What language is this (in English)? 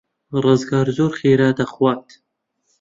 Central Kurdish